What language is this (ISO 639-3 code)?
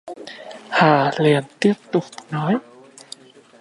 vie